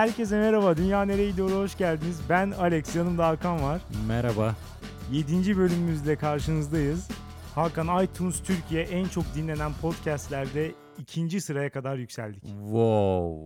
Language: Turkish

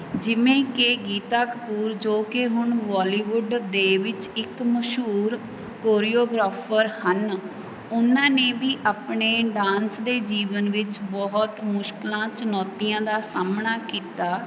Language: Punjabi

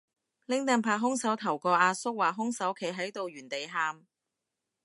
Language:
Cantonese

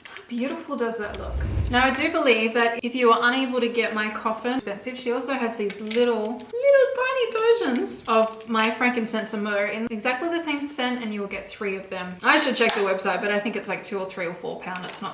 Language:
English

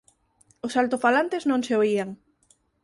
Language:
Galician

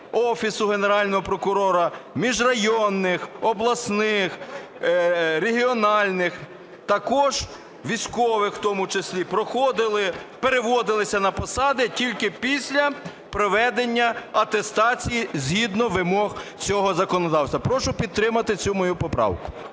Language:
Ukrainian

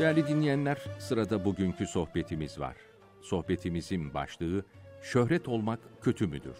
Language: Turkish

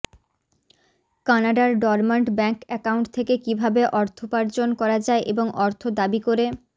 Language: Bangla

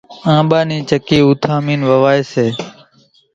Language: Kachi Koli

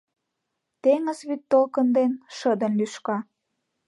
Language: Mari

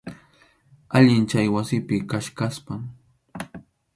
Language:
Arequipa-La Unión Quechua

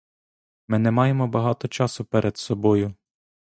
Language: Ukrainian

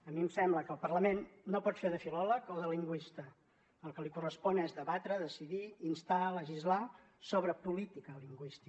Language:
Catalan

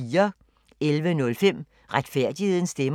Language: Danish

